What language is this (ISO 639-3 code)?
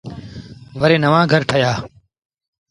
sbn